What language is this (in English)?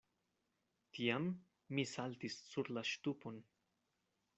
Esperanto